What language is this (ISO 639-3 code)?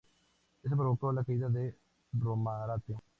spa